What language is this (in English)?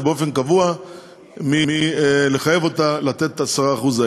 Hebrew